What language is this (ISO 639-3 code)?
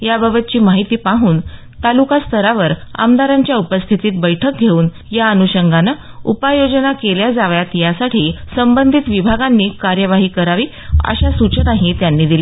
mar